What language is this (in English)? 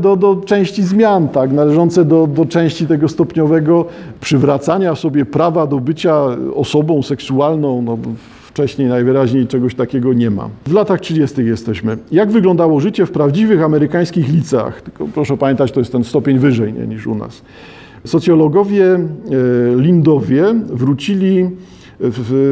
Polish